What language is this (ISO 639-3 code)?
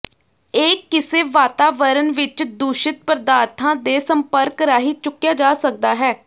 pan